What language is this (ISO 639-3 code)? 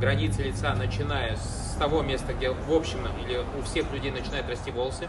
rus